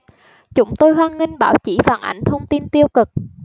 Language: Vietnamese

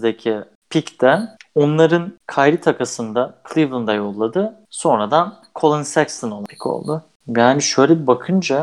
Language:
Turkish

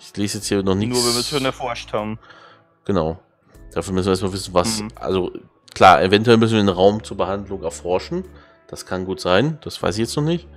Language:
German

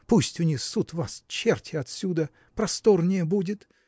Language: Russian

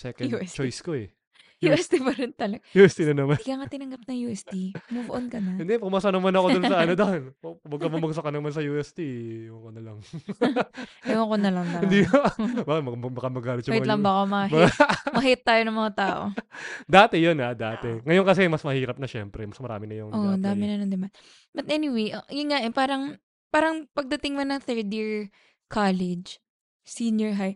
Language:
Filipino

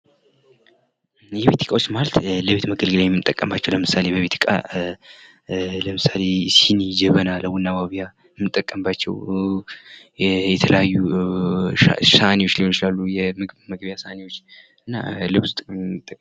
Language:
Amharic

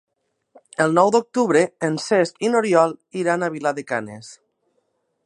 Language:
Catalan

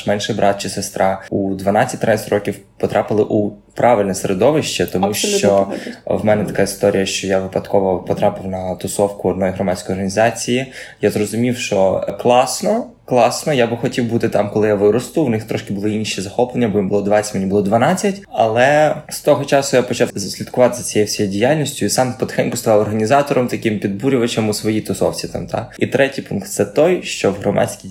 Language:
Ukrainian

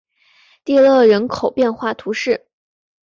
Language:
Chinese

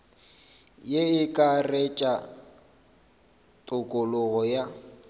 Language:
Northern Sotho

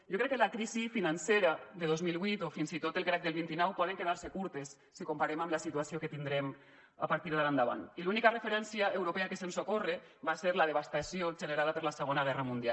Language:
Catalan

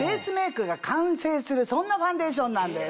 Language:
Japanese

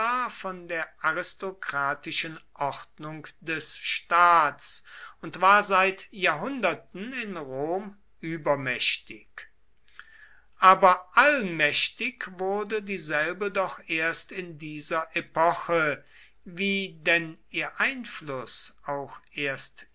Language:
German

